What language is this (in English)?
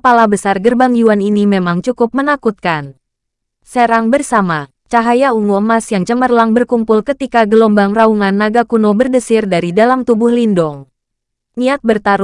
Indonesian